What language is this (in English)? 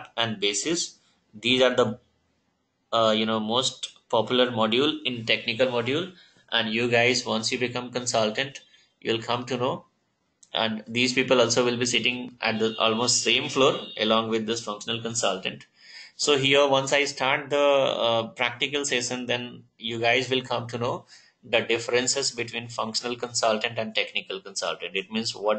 English